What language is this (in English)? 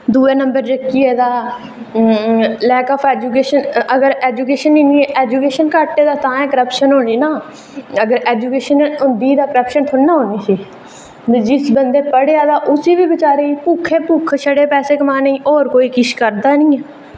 Dogri